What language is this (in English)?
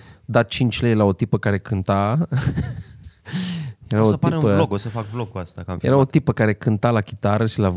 Romanian